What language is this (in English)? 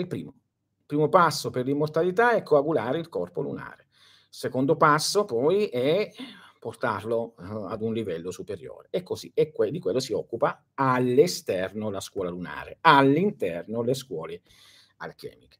Italian